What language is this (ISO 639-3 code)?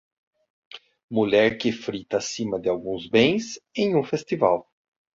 por